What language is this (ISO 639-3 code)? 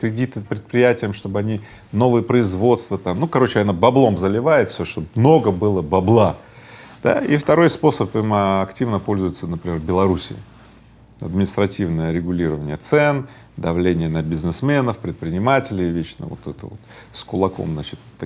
rus